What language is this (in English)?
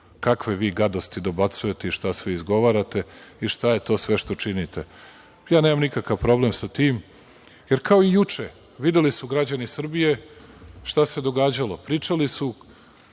Serbian